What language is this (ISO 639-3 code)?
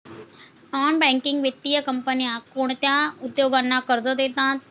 mar